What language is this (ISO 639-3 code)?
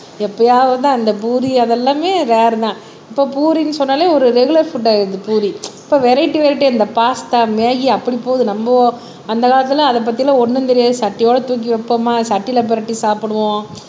tam